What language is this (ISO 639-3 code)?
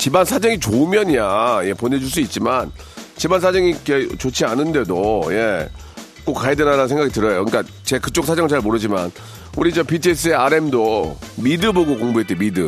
kor